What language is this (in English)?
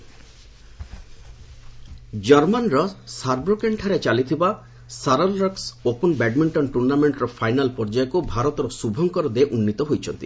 Odia